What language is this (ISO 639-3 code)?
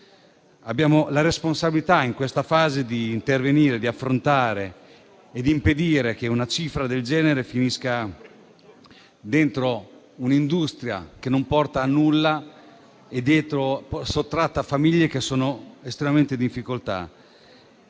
ita